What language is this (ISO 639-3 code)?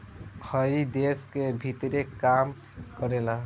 bho